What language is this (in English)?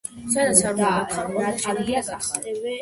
Georgian